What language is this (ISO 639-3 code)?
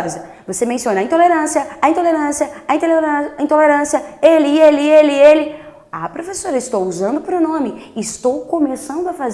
por